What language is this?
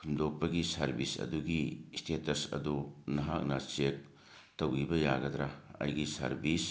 Manipuri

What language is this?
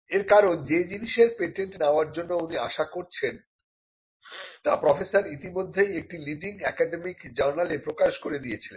Bangla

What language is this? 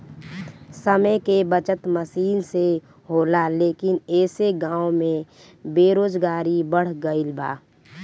Bhojpuri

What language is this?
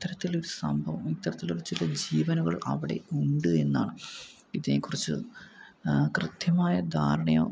Malayalam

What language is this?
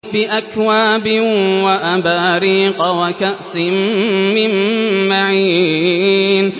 Arabic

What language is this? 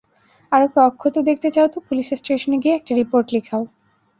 Bangla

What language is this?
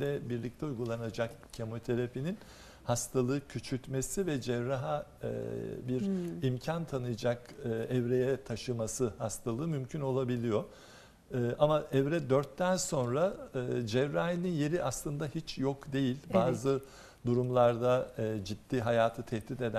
Turkish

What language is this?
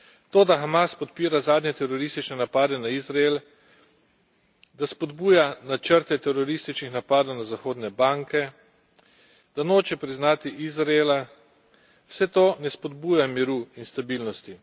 Slovenian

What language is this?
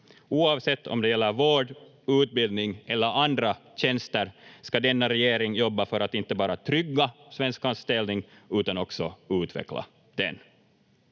Finnish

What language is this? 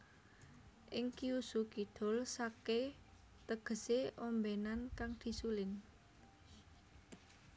Javanese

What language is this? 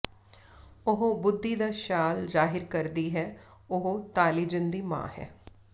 Punjabi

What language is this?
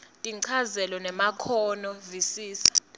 Swati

